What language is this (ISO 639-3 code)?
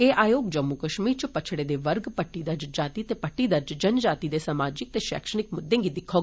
doi